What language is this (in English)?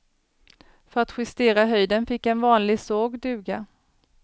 Swedish